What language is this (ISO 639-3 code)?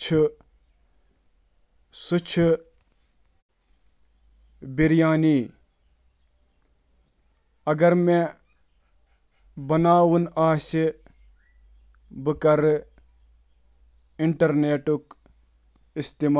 kas